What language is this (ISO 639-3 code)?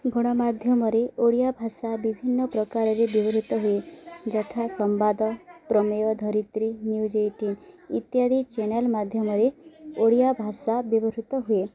ori